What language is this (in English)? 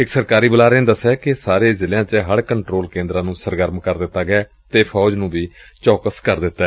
Punjabi